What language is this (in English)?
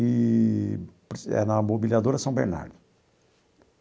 Portuguese